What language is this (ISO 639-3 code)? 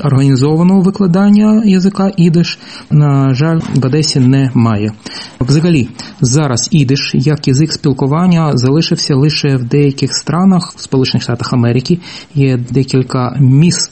ukr